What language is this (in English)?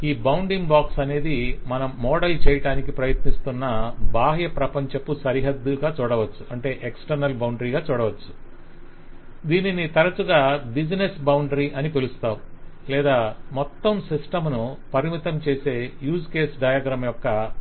Telugu